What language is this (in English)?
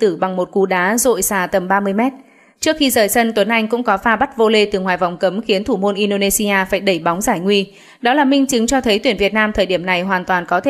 Vietnamese